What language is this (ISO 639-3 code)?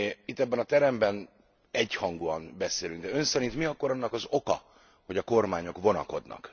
hun